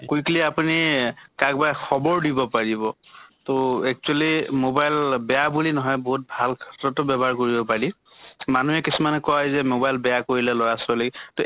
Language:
Assamese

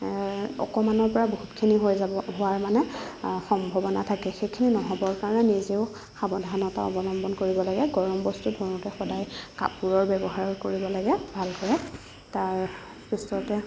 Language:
Assamese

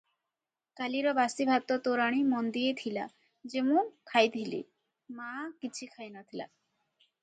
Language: Odia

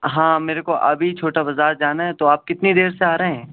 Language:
Urdu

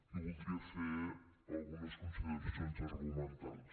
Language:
Catalan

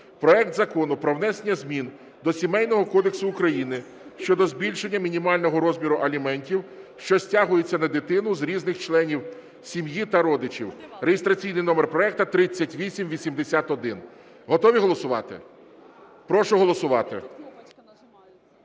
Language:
Ukrainian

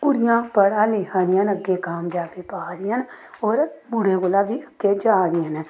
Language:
Dogri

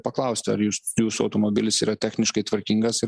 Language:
Lithuanian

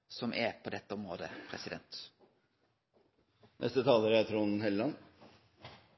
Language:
Norwegian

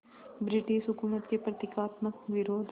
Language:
Hindi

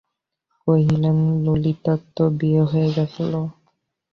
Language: Bangla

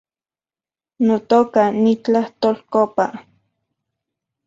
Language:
Central Puebla Nahuatl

